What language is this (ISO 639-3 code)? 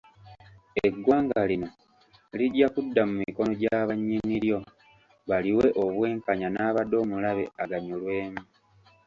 lug